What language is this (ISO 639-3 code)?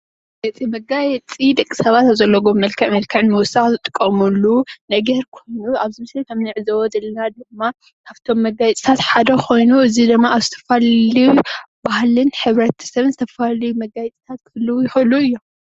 tir